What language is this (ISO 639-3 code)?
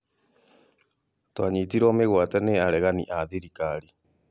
kik